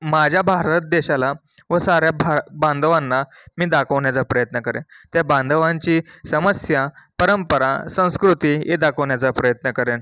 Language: Marathi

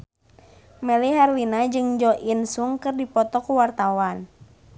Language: Sundanese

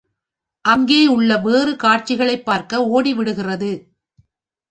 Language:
Tamil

